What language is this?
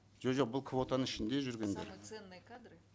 Kazakh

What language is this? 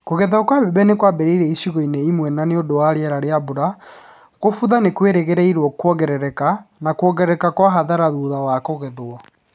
Kikuyu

